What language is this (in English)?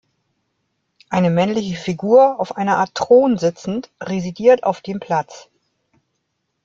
German